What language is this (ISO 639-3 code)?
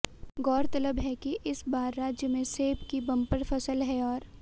hin